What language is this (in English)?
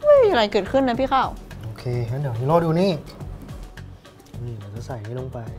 Thai